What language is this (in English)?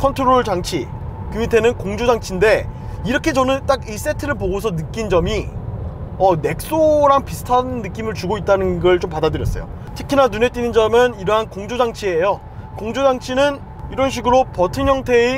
Korean